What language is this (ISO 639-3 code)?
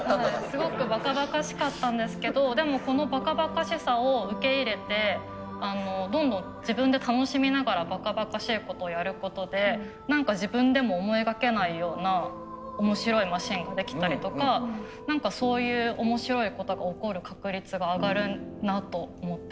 jpn